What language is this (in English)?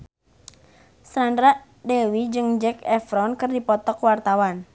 Sundanese